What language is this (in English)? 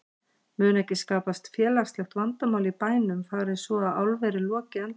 Icelandic